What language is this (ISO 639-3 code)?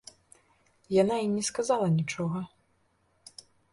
bel